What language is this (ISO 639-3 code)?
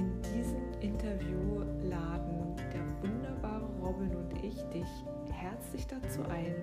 deu